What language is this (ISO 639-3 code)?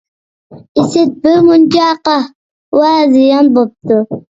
uig